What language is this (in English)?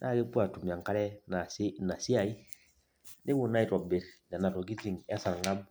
Masai